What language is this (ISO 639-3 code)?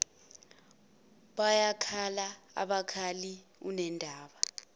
zul